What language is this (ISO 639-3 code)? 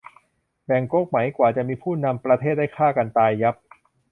tha